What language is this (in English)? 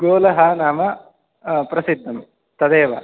Sanskrit